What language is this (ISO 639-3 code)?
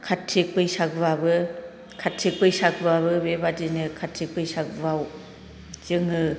brx